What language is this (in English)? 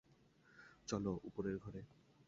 Bangla